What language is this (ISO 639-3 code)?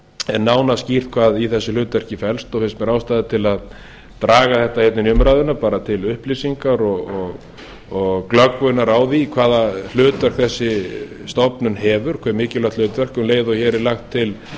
isl